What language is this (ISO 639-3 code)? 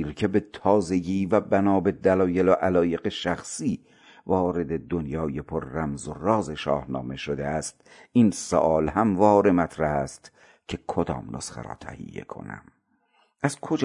fas